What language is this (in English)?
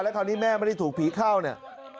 Thai